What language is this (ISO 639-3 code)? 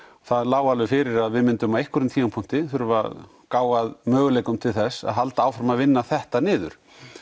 isl